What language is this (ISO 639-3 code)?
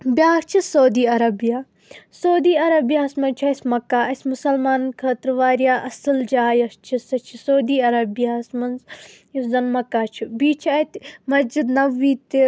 kas